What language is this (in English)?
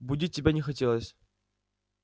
Russian